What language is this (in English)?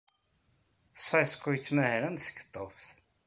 Kabyle